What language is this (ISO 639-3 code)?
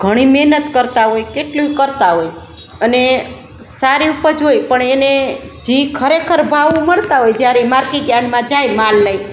guj